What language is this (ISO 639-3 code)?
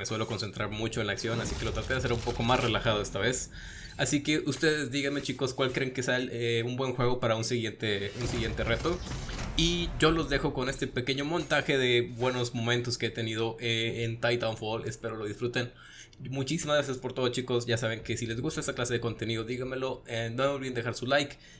spa